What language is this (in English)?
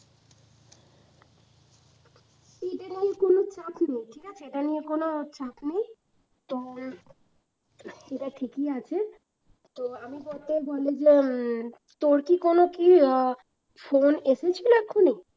Bangla